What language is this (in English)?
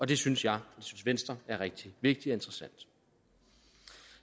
Danish